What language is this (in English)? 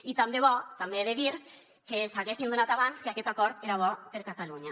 Catalan